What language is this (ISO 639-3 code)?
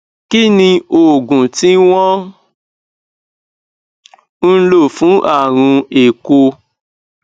yor